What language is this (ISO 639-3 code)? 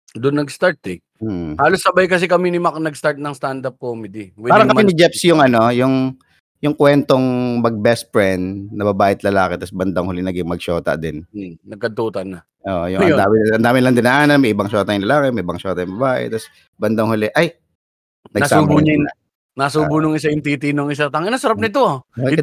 fil